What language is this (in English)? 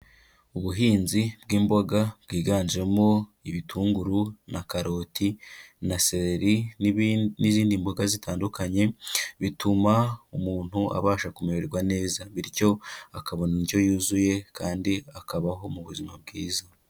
Kinyarwanda